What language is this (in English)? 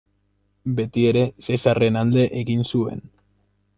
Basque